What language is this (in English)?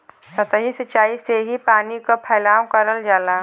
Bhojpuri